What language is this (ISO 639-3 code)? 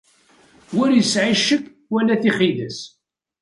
kab